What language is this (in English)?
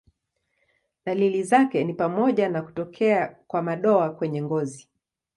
Swahili